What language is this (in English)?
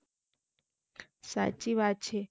Gujarati